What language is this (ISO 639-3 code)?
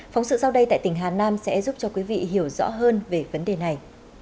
vie